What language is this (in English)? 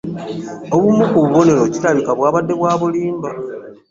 Ganda